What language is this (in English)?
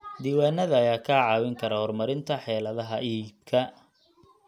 Somali